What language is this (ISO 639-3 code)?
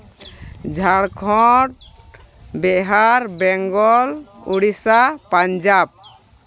sat